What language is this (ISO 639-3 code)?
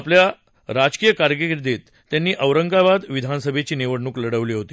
mar